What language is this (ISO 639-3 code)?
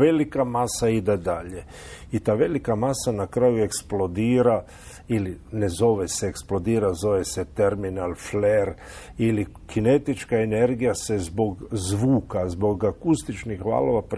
hrv